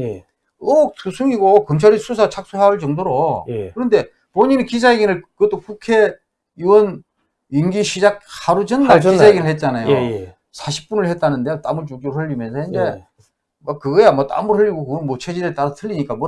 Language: Korean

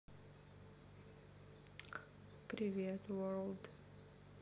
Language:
Russian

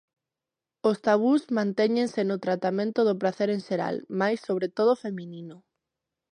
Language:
Galician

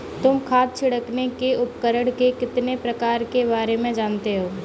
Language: Hindi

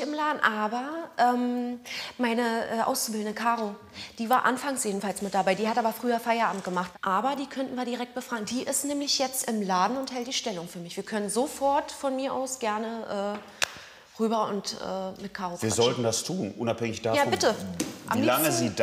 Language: German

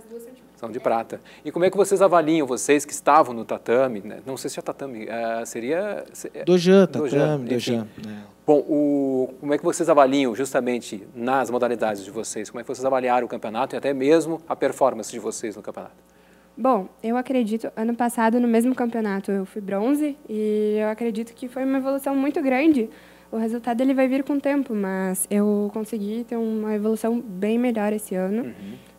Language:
Portuguese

